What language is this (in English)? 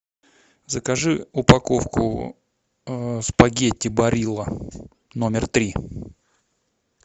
Russian